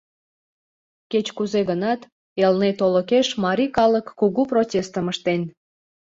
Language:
Mari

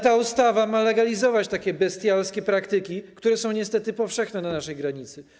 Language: Polish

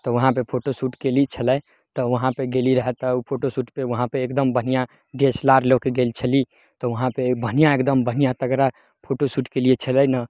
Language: Maithili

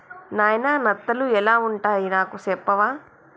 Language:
Telugu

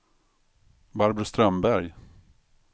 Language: Swedish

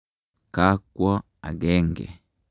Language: Kalenjin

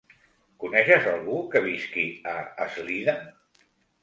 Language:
Catalan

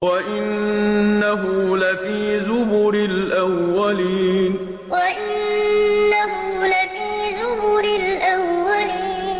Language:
Arabic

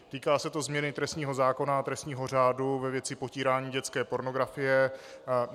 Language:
Czech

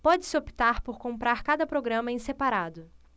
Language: Portuguese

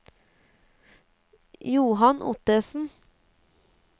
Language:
Norwegian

